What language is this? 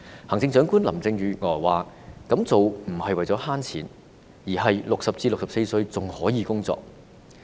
Cantonese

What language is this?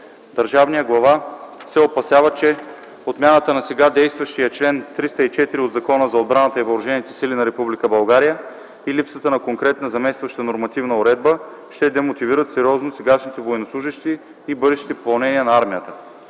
Bulgarian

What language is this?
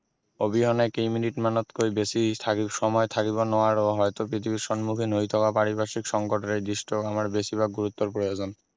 Assamese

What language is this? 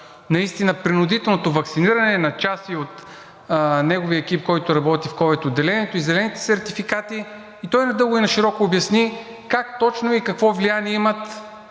Bulgarian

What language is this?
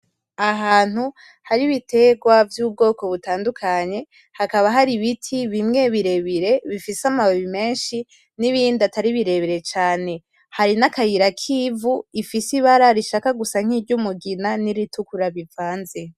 Rundi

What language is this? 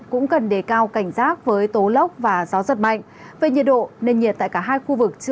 Vietnamese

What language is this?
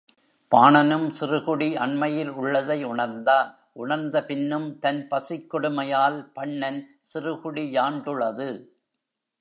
Tamil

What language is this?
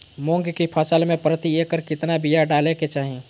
Magahi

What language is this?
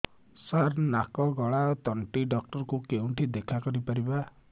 Odia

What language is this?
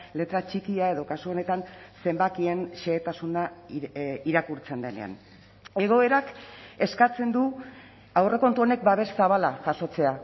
Basque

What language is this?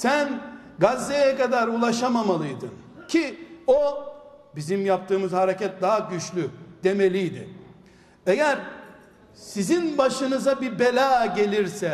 Turkish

